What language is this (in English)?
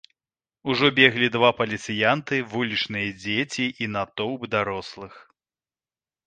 Belarusian